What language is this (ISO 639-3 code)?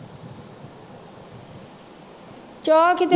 pan